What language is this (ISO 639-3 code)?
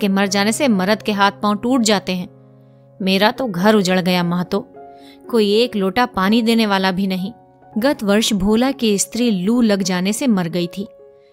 hin